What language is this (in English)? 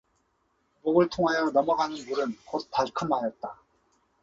Korean